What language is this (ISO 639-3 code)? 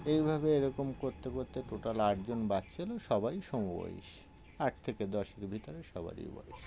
ben